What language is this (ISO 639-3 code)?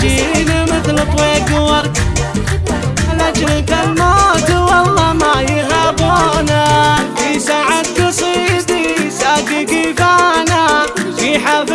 ara